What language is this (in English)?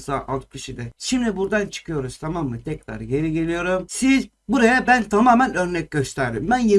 Turkish